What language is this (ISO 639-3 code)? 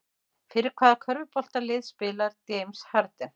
isl